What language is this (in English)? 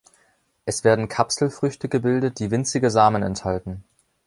German